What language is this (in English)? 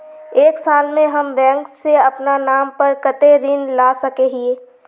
Magahi